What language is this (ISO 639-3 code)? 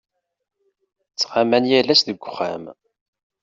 kab